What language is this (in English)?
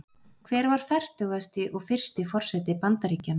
Icelandic